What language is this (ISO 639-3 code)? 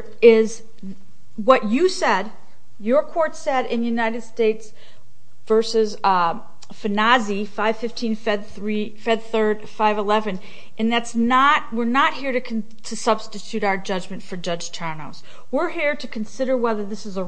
eng